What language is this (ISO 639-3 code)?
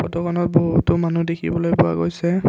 asm